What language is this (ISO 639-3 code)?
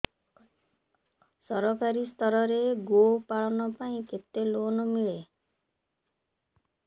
ori